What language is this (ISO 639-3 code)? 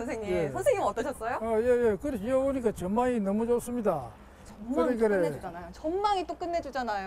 kor